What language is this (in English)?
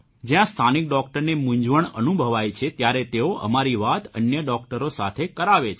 Gujarati